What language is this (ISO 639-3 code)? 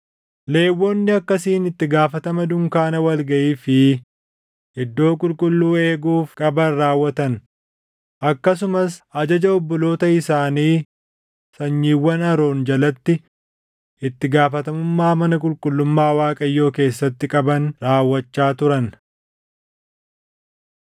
orm